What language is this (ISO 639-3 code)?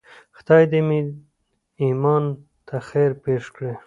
pus